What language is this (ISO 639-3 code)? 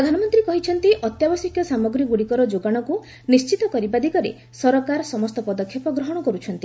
ori